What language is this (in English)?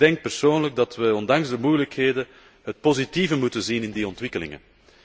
Dutch